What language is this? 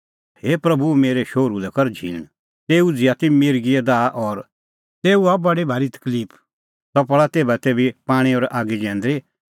Kullu Pahari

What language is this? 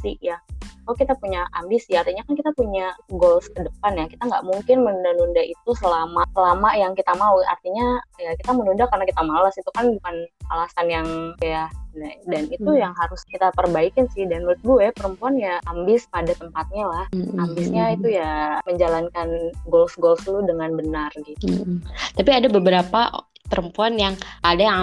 Indonesian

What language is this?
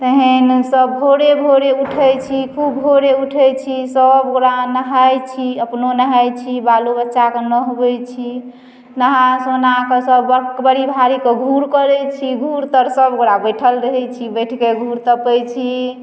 Maithili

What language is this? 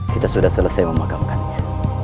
Indonesian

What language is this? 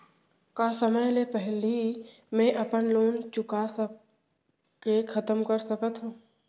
Chhattisgarhi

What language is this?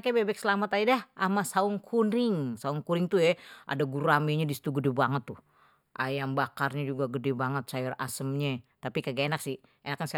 Betawi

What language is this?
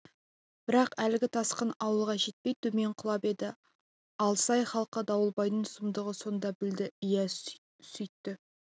Kazakh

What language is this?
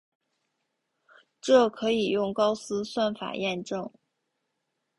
Chinese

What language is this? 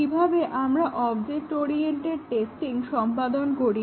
Bangla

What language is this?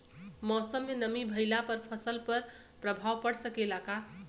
Bhojpuri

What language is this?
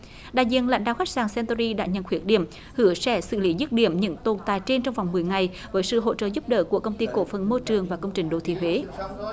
Vietnamese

